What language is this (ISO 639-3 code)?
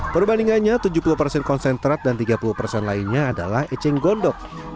ind